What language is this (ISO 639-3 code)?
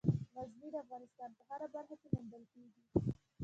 pus